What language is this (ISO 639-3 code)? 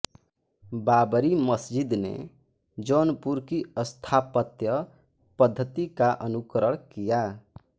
hin